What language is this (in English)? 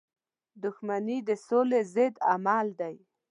Pashto